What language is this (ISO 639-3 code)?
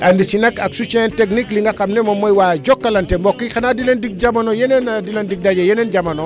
wol